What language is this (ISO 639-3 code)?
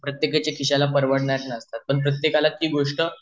mar